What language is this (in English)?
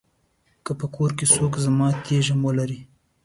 Pashto